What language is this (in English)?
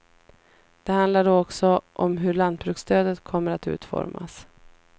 Swedish